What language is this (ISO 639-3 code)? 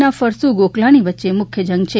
guj